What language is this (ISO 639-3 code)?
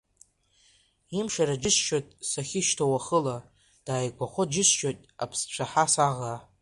abk